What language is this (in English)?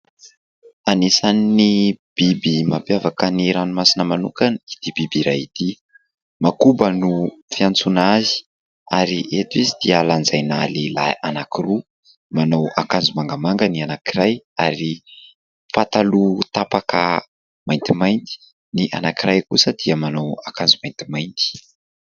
Malagasy